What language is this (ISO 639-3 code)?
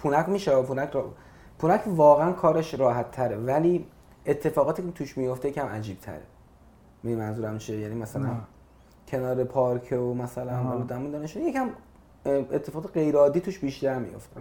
fas